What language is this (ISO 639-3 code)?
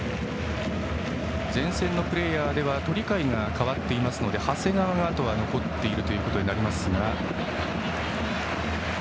jpn